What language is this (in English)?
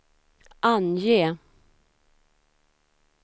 Swedish